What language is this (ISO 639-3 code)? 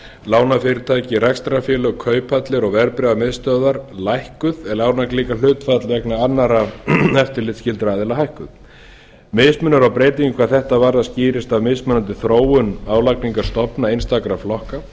isl